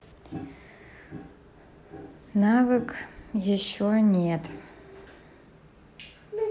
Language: Russian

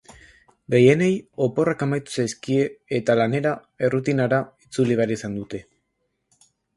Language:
Basque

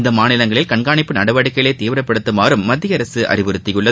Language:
Tamil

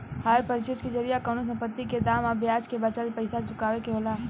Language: Bhojpuri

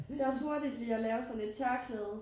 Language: Danish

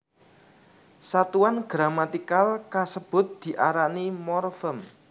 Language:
Javanese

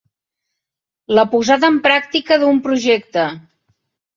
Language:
Catalan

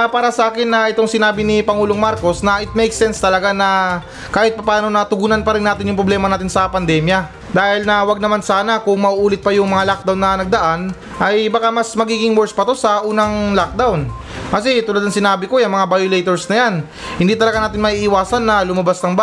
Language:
Filipino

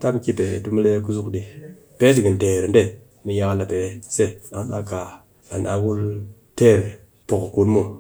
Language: Cakfem-Mushere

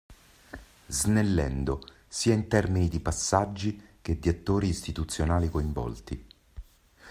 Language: Italian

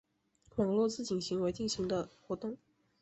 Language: Chinese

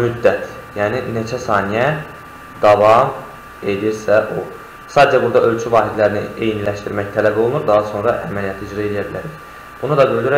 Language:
Turkish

